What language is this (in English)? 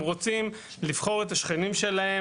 Hebrew